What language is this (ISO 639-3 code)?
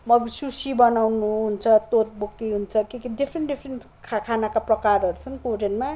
nep